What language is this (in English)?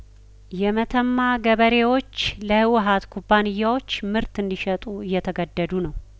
Amharic